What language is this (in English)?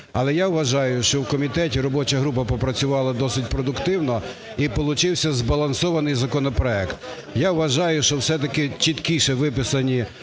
Ukrainian